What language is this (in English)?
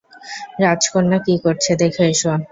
Bangla